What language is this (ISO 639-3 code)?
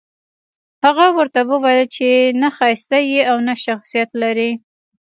pus